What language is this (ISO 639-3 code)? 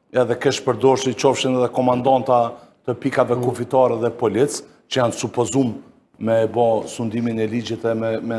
ron